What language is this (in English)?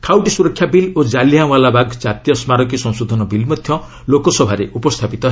Odia